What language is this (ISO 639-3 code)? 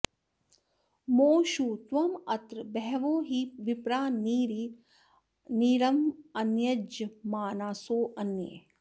san